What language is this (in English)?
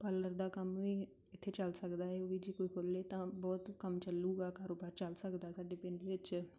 Punjabi